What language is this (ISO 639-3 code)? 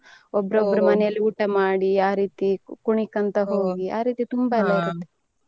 kan